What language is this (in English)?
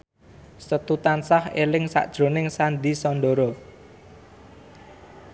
Javanese